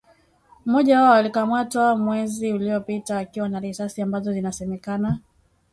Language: Swahili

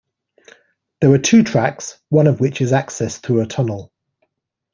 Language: English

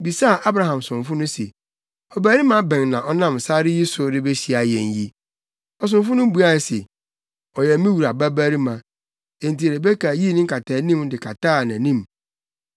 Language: Akan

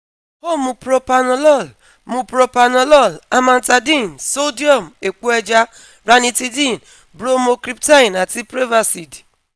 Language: Yoruba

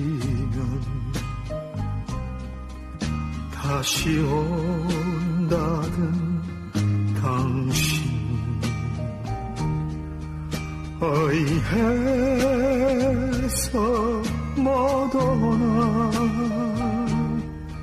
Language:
Arabic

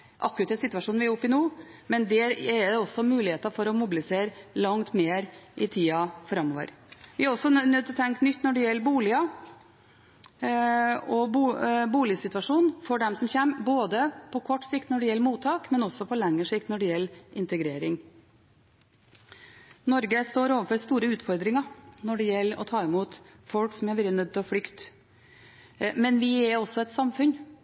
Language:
Norwegian Bokmål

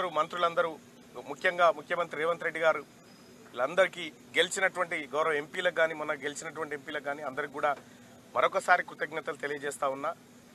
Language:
Telugu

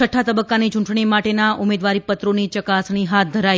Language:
Gujarati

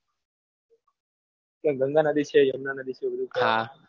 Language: Gujarati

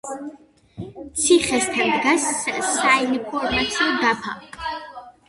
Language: Georgian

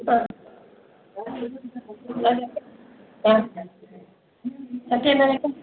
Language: Malayalam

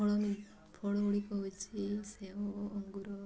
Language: Odia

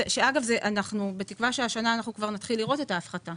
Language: Hebrew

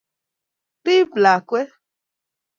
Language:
Kalenjin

